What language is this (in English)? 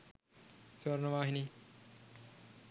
Sinhala